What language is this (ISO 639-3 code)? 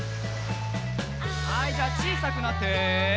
jpn